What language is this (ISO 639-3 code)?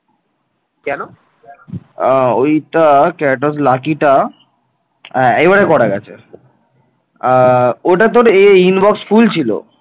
ben